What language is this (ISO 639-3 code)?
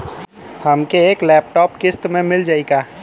bho